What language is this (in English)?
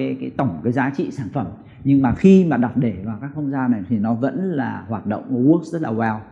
Vietnamese